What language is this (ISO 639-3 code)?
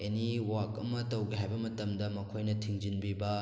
mni